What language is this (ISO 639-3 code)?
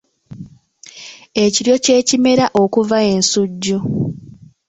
lug